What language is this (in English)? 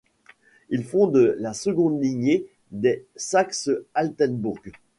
French